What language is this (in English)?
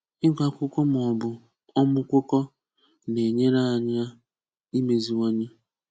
Igbo